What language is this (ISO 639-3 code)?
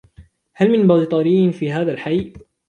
ara